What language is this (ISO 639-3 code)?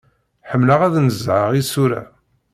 kab